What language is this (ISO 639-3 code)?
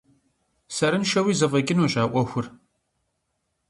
kbd